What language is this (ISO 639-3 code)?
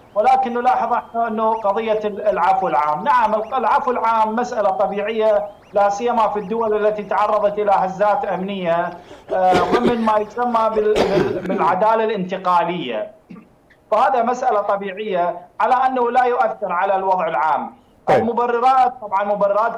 ara